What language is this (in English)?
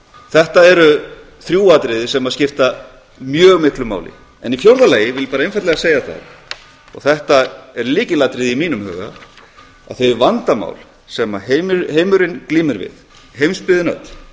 Icelandic